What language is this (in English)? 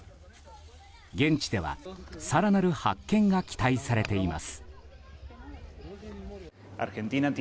Japanese